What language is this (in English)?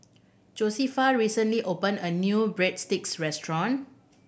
English